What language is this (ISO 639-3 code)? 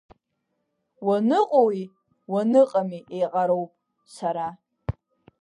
abk